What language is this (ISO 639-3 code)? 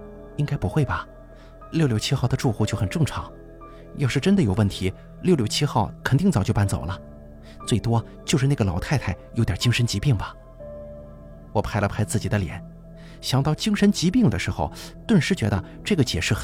zho